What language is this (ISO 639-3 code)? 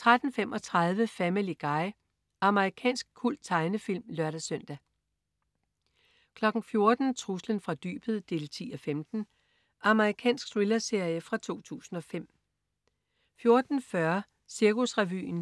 dan